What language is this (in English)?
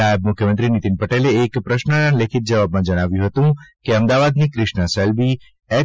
Gujarati